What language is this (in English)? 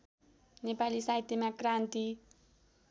Nepali